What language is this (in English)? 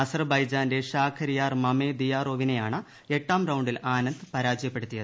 Malayalam